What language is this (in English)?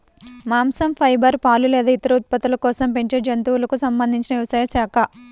Telugu